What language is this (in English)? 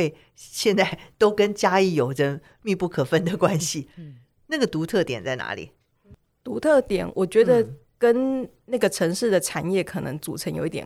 Chinese